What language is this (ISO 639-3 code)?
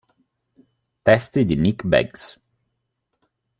ita